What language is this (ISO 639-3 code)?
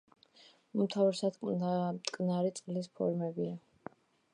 kat